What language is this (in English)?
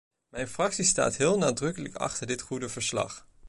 Dutch